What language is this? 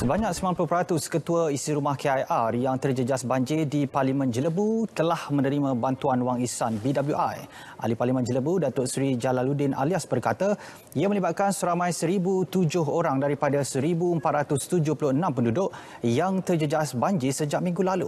Malay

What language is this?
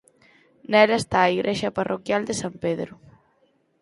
Galician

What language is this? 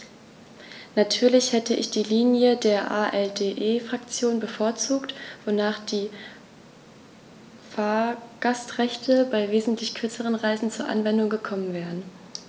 German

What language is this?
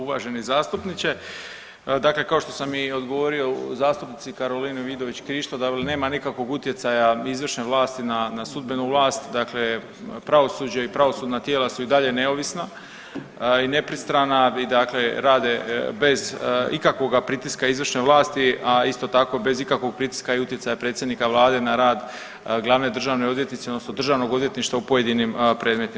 Croatian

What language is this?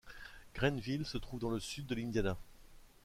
French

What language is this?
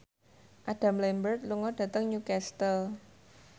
Javanese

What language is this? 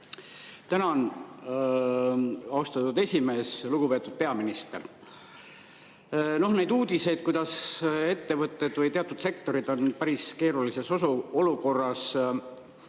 Estonian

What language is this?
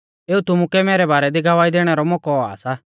Mahasu Pahari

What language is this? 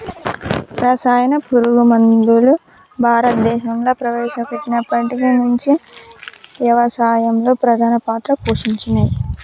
Telugu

